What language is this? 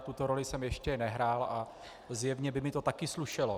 Czech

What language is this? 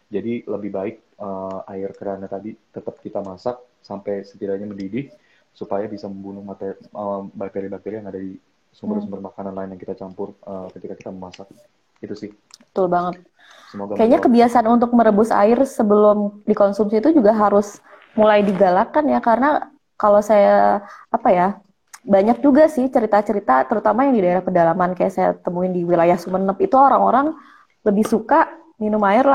Indonesian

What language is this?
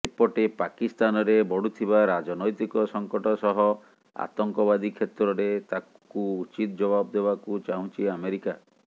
Odia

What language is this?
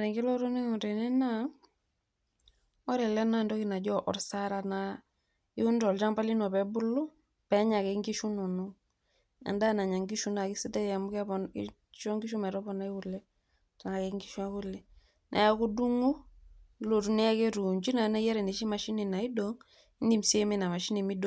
Masai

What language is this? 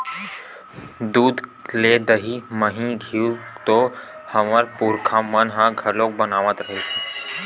Chhattisgarhi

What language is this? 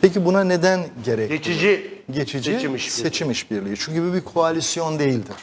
Turkish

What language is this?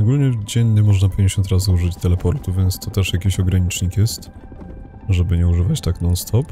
Polish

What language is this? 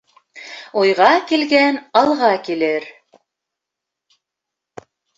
Bashkir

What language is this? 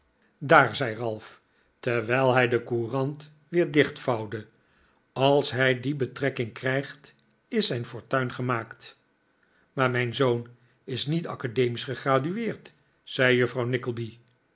Dutch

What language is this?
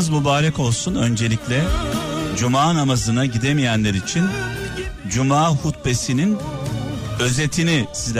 Turkish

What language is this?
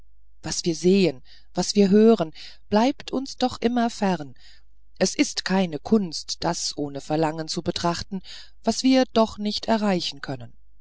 German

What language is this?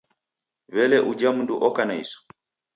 Taita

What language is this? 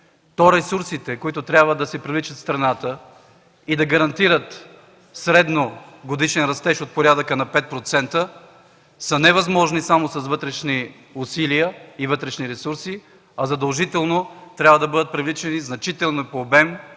Bulgarian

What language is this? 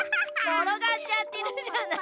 Japanese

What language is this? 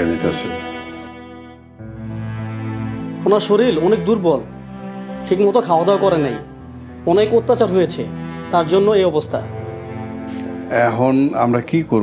Bangla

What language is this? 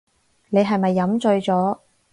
Cantonese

